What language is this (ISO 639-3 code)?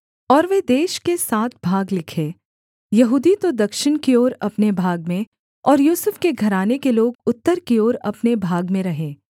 hin